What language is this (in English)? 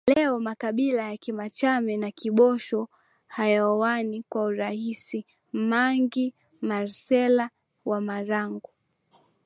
Swahili